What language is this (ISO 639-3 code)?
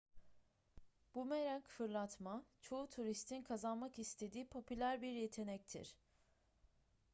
tur